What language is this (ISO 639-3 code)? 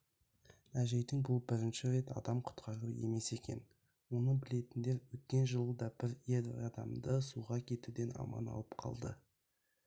kaz